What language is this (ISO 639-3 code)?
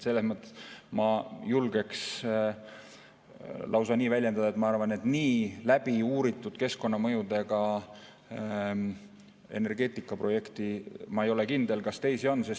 est